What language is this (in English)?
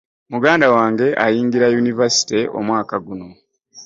Ganda